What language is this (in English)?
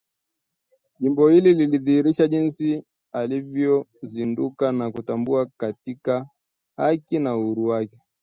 Swahili